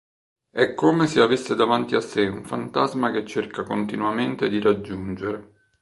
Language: Italian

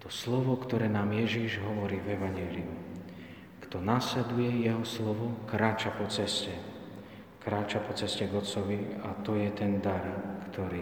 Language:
Slovak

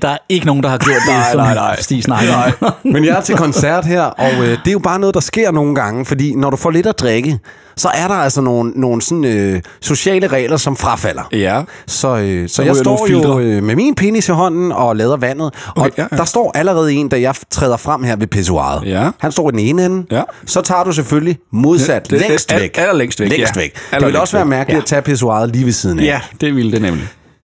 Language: Danish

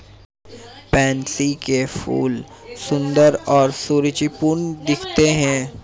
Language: Hindi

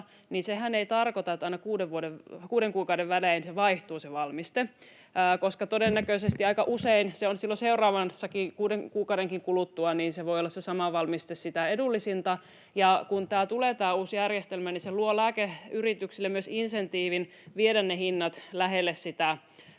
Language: Finnish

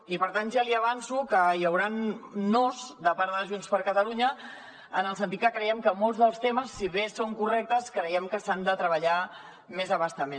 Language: Catalan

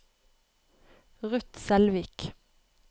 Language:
Norwegian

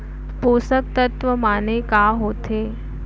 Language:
Chhattisgarhi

